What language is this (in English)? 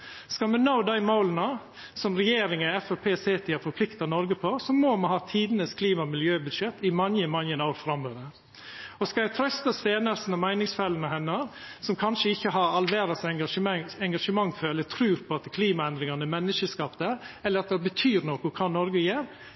Norwegian Nynorsk